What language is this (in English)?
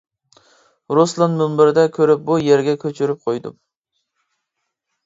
Uyghur